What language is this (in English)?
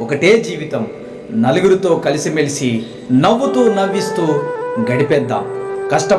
Telugu